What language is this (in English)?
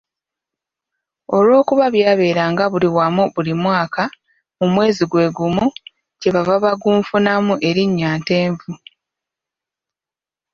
Ganda